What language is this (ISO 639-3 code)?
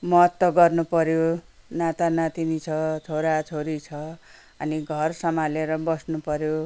nep